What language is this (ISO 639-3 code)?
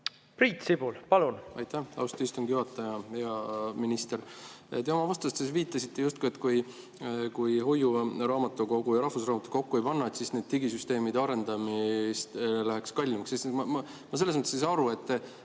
est